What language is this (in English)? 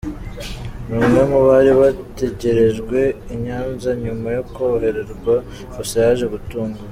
Kinyarwanda